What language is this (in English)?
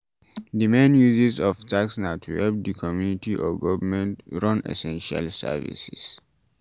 Nigerian Pidgin